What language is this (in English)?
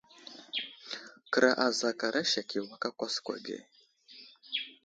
Wuzlam